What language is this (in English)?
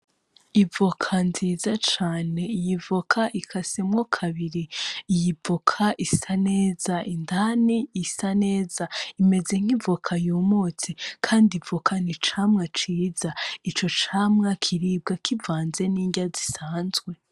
Rundi